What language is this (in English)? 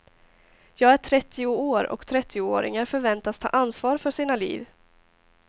Swedish